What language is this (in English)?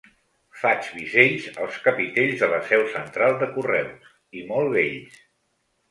Catalan